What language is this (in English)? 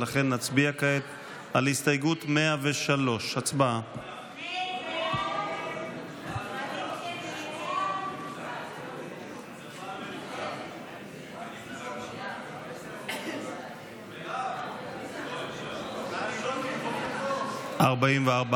Hebrew